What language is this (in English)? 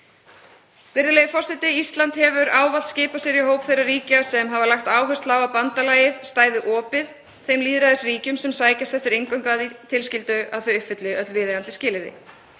Icelandic